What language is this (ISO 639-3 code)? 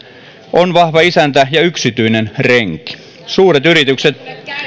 fin